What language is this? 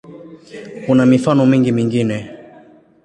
Swahili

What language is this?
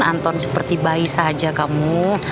Indonesian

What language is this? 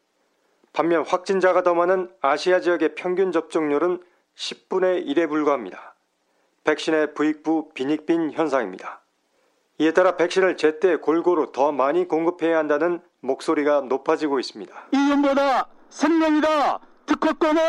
Korean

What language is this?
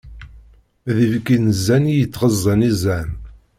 Kabyle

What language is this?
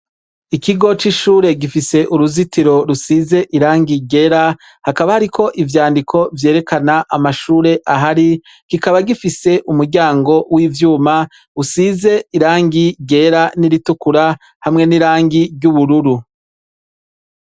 Rundi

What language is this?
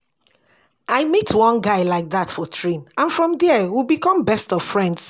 Nigerian Pidgin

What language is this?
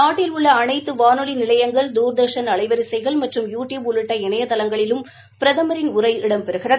Tamil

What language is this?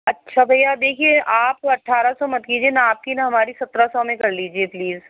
Urdu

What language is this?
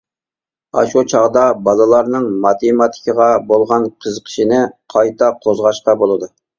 Uyghur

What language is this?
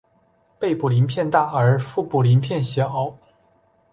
Chinese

